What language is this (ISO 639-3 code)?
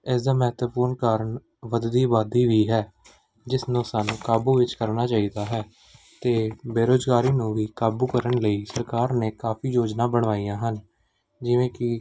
pan